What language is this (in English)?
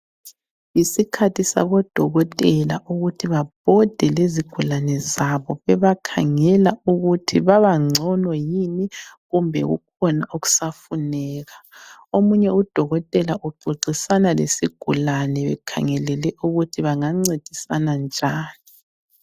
North Ndebele